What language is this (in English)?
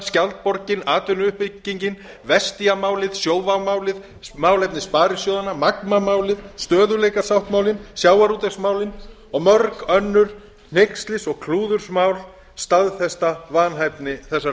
Icelandic